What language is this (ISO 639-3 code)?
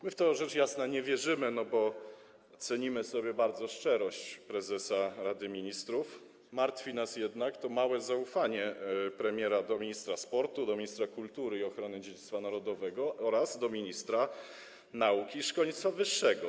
pol